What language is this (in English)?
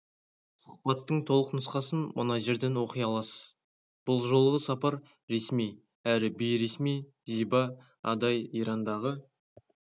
Kazakh